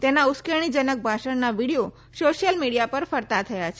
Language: Gujarati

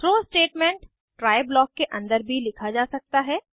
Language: Hindi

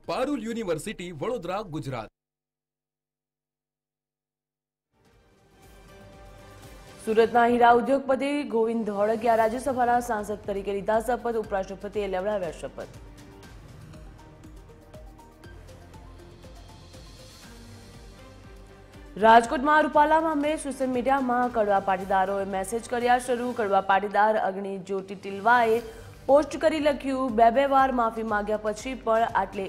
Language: Gujarati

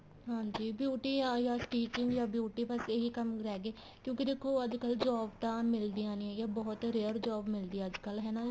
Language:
Punjabi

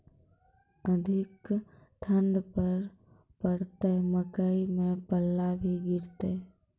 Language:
Maithili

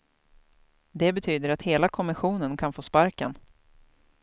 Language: Swedish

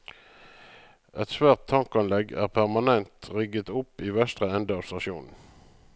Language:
Norwegian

